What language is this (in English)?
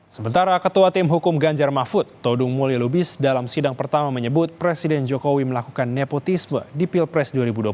Indonesian